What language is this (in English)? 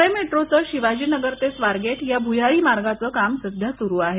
Marathi